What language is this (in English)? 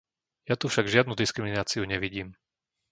Slovak